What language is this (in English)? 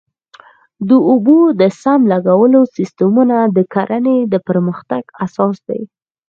Pashto